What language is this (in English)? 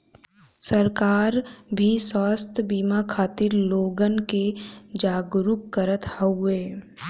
Bhojpuri